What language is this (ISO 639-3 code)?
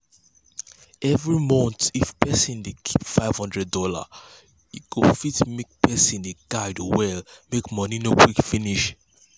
pcm